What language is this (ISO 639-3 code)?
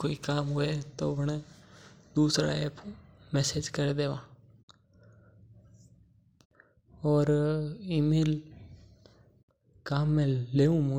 mtr